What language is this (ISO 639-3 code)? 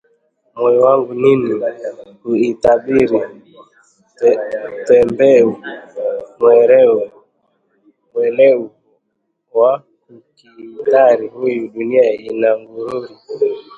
swa